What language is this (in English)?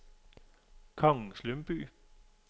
Danish